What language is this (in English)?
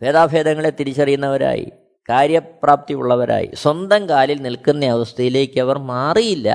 Malayalam